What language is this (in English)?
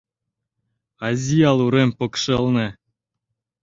Mari